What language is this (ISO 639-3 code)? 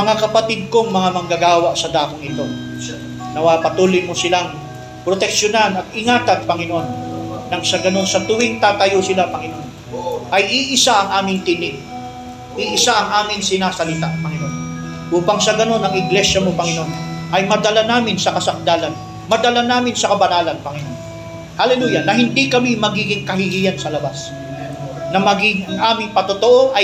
fil